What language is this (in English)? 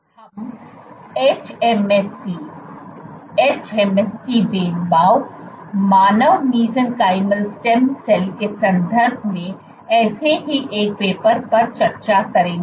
Hindi